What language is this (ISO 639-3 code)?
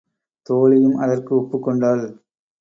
tam